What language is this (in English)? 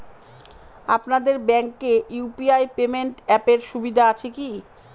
Bangla